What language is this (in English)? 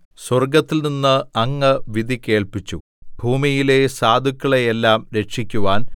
Malayalam